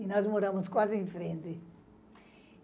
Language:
Portuguese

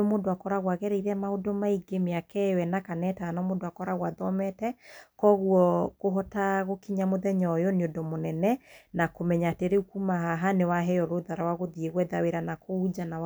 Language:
Kikuyu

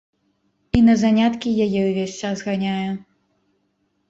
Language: Belarusian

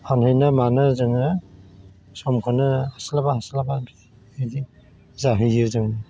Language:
Bodo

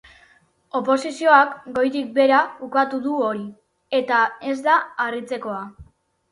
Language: Basque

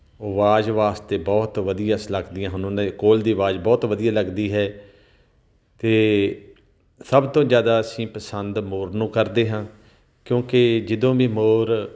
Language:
Punjabi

